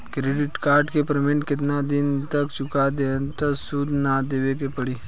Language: Bhojpuri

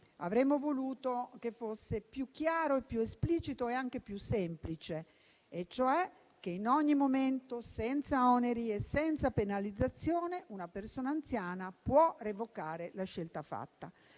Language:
Italian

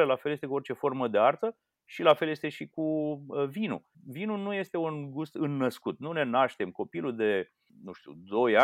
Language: Romanian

